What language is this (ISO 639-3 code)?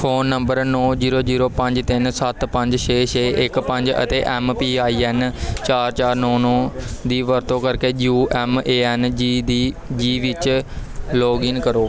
pan